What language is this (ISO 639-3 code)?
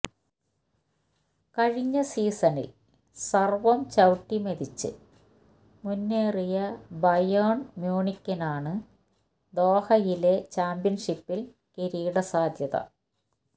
mal